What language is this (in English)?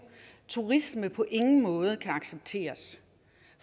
Danish